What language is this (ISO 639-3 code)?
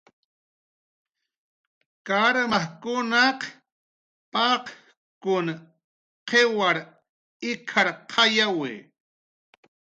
jqr